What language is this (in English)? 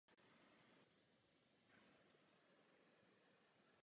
Czech